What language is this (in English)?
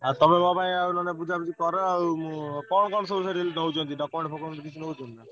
Odia